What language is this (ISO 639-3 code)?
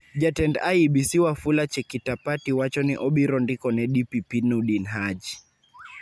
luo